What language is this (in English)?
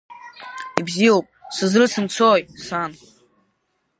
Abkhazian